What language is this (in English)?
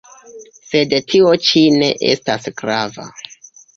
Esperanto